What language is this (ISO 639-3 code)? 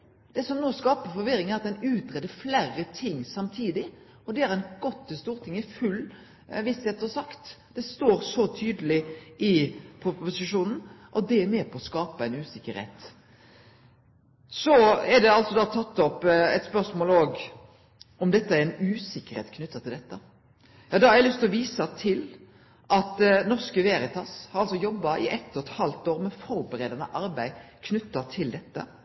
nno